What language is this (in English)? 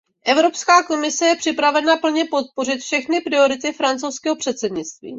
Czech